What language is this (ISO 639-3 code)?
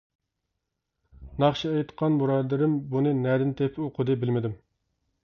uig